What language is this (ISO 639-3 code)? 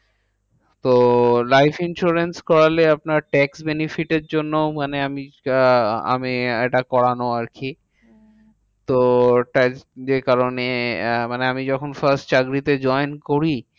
ben